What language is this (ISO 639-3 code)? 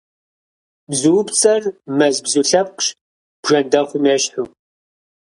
kbd